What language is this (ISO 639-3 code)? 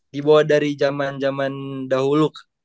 ind